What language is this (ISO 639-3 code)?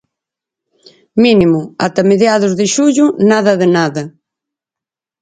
glg